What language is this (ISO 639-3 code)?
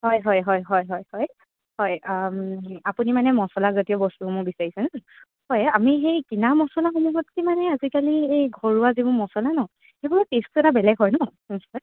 asm